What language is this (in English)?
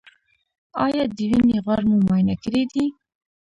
Pashto